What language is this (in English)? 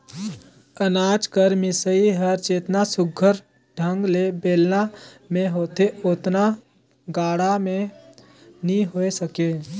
Chhattisgarhi